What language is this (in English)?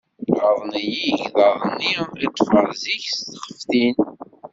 Kabyle